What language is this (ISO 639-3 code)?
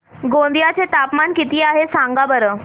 mar